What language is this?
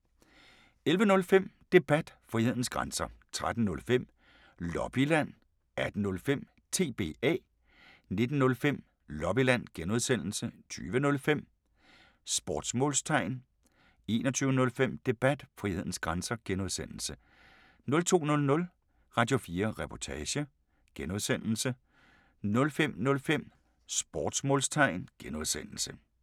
Danish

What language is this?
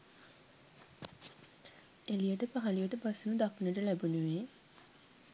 Sinhala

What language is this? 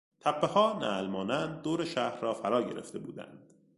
Persian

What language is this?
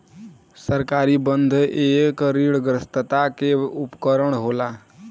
Bhojpuri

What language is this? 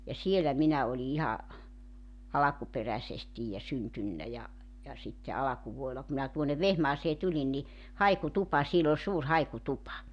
Finnish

